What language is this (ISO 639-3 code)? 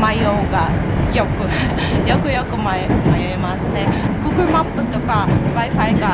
jpn